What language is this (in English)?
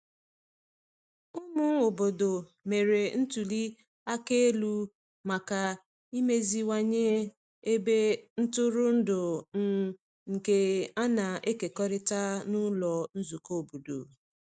Igbo